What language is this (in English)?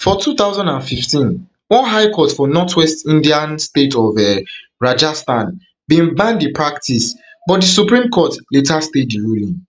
Nigerian Pidgin